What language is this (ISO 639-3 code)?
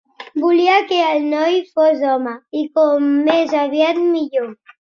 cat